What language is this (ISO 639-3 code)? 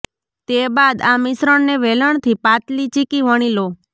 guj